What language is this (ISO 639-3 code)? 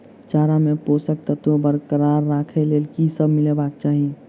mai